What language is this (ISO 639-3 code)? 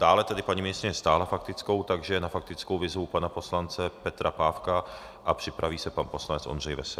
ces